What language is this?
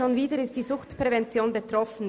Swiss German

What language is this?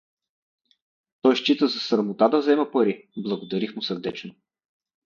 Bulgarian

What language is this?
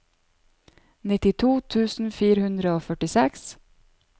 Norwegian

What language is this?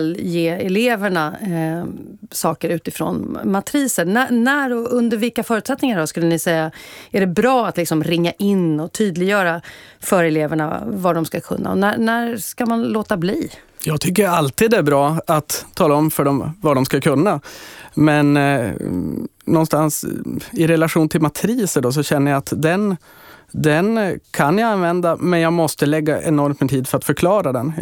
Swedish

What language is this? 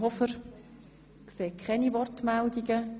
Swiss German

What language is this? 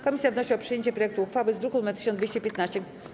Polish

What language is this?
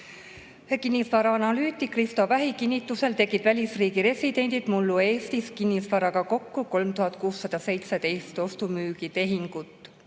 Estonian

